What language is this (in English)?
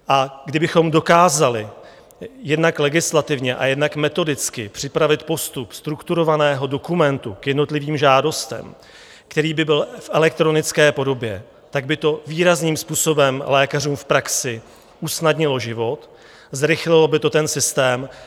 Czech